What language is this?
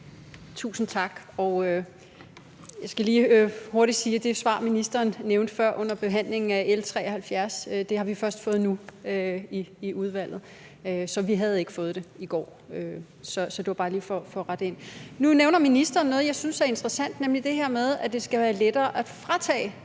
Danish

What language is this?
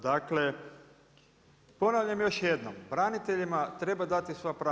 Croatian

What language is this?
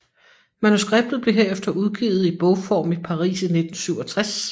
Danish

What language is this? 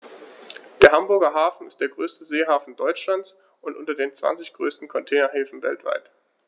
German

